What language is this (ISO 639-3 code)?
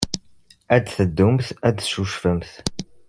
kab